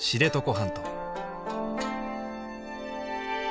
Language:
Japanese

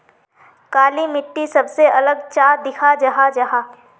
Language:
Magahi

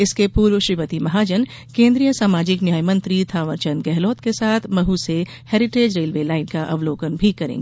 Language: Hindi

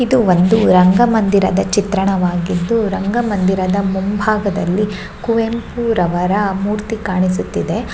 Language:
Kannada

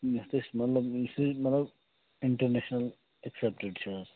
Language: Kashmiri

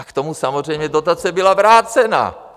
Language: Czech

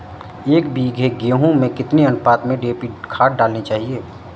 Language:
Hindi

